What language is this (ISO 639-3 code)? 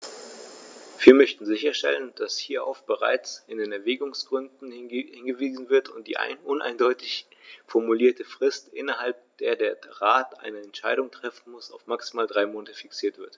deu